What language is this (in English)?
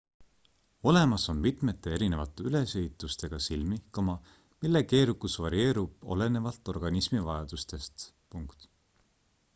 Estonian